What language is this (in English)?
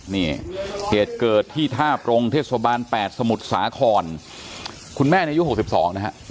Thai